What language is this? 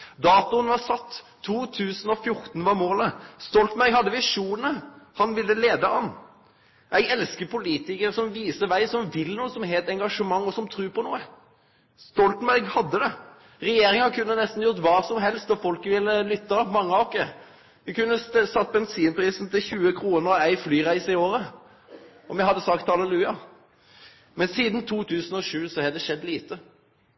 Norwegian Nynorsk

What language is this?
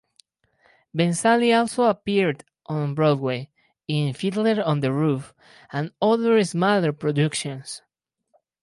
English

